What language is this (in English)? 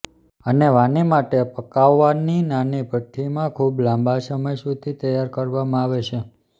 Gujarati